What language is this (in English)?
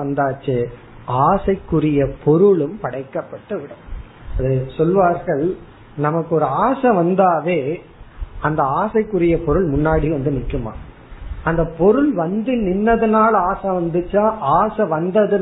Tamil